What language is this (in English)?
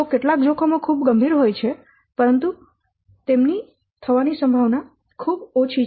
Gujarati